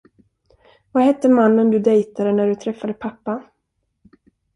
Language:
Swedish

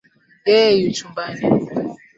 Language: Swahili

